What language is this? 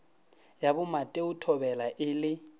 Northern Sotho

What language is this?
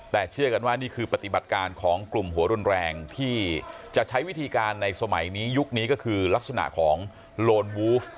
Thai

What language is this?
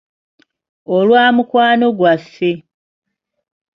Ganda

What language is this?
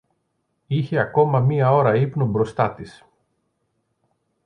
Greek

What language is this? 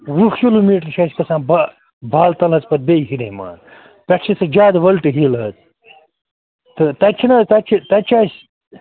Kashmiri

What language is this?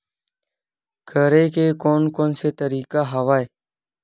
Chhattisgarhi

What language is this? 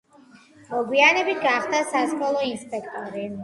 Georgian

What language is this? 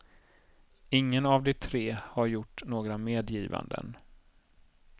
Swedish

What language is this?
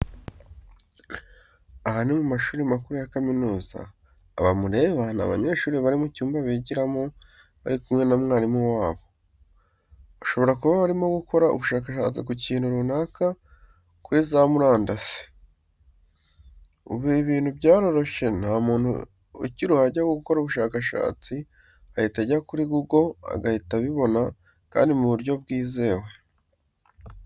Kinyarwanda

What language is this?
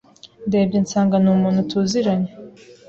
Kinyarwanda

